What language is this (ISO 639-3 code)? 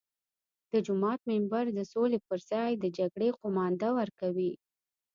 pus